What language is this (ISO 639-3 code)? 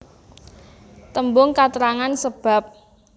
jav